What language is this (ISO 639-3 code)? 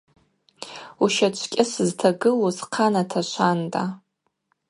abq